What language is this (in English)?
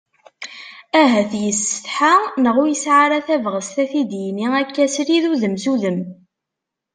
Kabyle